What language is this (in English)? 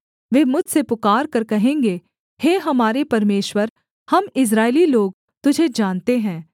Hindi